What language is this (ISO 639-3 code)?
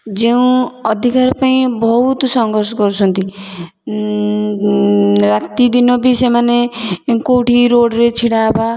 ori